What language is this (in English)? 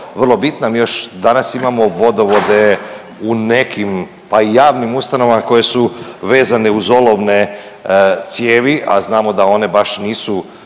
Croatian